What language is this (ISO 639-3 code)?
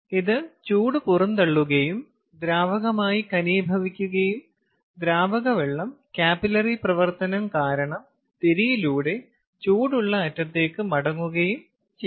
mal